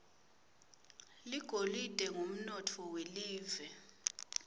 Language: Swati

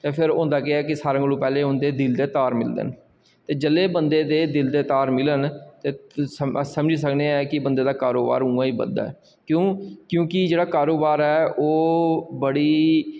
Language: Dogri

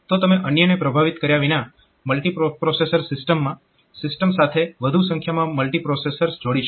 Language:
Gujarati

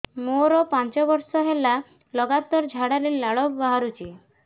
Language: Odia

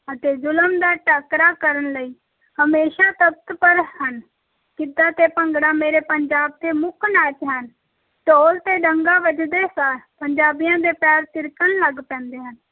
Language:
Punjabi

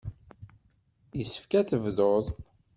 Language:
Kabyle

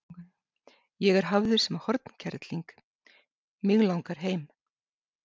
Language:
Icelandic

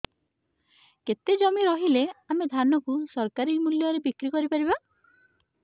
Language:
Odia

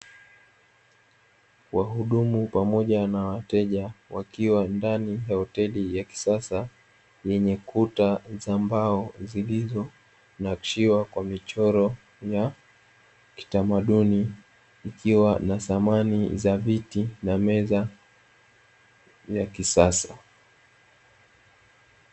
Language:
Swahili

